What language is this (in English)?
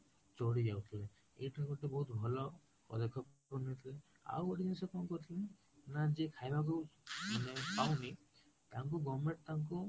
Odia